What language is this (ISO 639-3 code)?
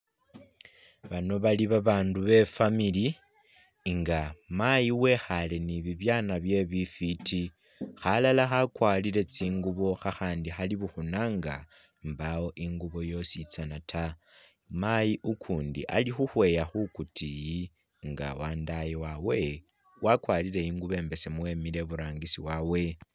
myx